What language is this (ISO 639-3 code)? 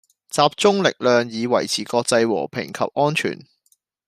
zho